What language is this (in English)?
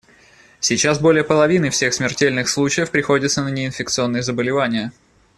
Russian